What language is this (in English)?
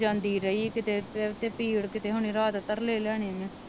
Punjabi